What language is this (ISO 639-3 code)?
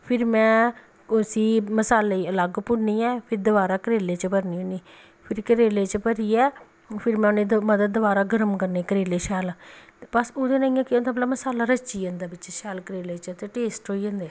doi